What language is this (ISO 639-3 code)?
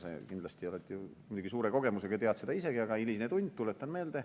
est